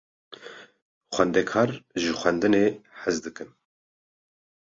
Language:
Kurdish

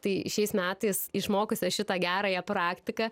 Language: Lithuanian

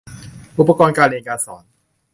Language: Thai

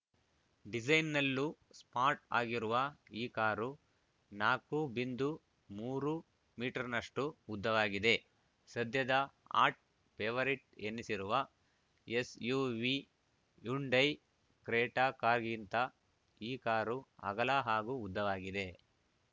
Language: Kannada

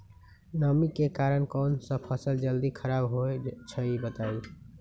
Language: Magahi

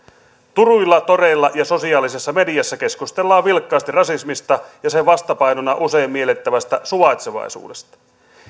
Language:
Finnish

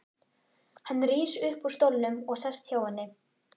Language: Icelandic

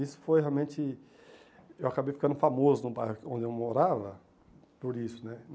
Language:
Portuguese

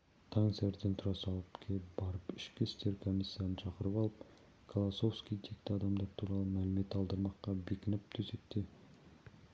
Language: Kazakh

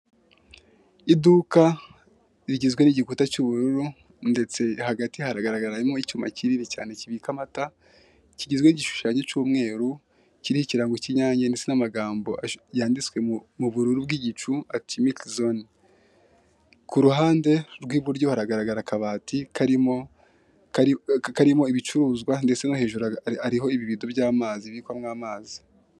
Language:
Kinyarwanda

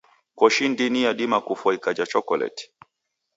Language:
Taita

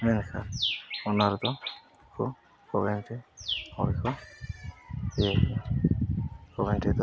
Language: Santali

